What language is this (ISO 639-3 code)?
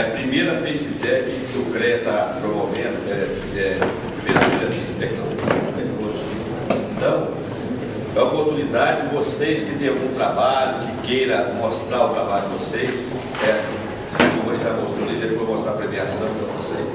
por